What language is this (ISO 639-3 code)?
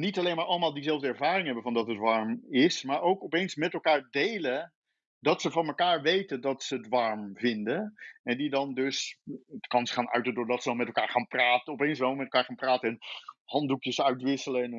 nld